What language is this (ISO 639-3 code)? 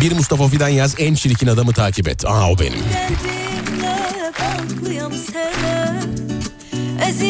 tur